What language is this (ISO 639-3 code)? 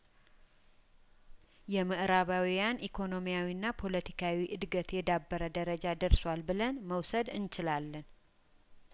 amh